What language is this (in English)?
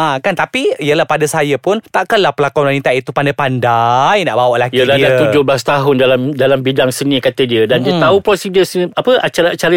Malay